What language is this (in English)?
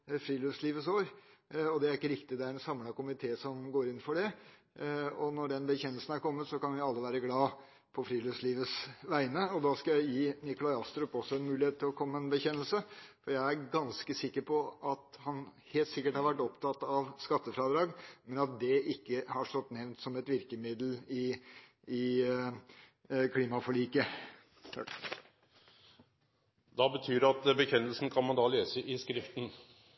Norwegian